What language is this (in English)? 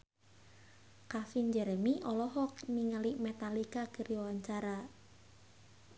Sundanese